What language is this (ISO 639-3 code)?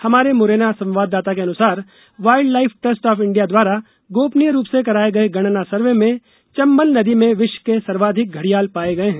hin